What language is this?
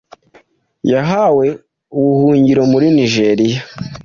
Kinyarwanda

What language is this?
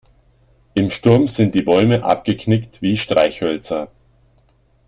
German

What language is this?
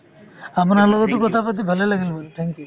Assamese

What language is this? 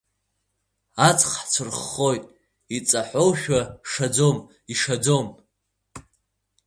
Abkhazian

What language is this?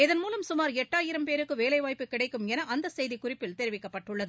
Tamil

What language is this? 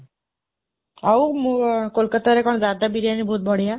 Odia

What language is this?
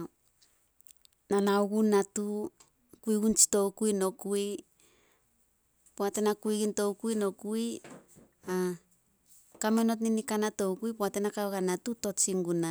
Solos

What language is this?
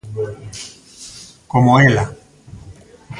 Galician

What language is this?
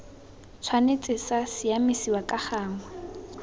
Tswana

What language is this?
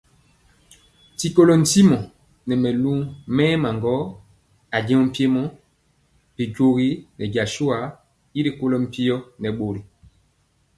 Mpiemo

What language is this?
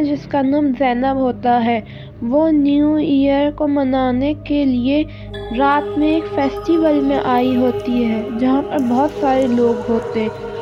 Urdu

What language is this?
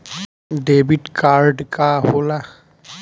Bhojpuri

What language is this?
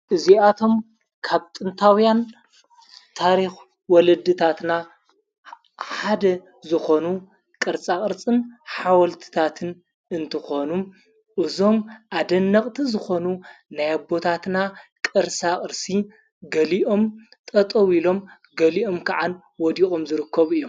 Tigrinya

